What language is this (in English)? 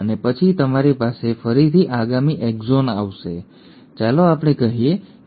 Gujarati